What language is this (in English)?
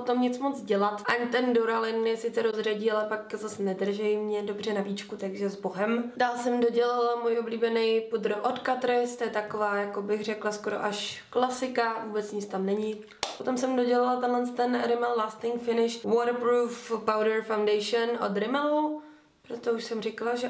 Czech